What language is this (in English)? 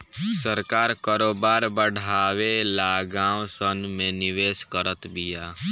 Bhojpuri